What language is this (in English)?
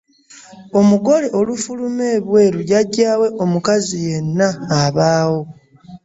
Ganda